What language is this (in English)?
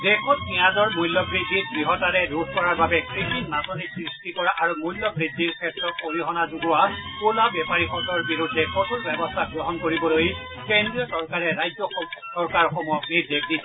Assamese